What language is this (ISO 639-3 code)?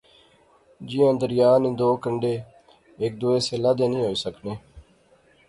phr